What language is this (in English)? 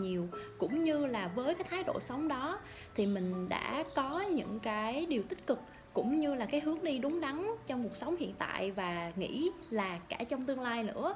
Vietnamese